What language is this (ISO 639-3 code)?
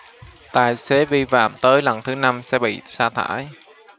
vie